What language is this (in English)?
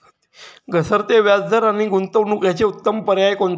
Marathi